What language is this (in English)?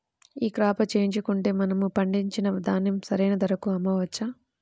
Telugu